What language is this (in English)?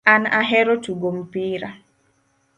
Luo (Kenya and Tanzania)